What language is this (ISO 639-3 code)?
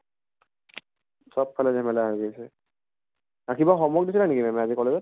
asm